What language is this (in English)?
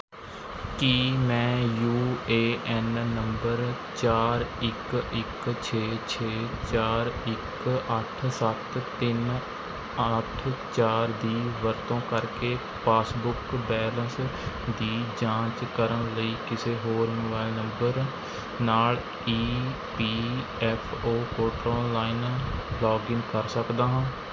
Punjabi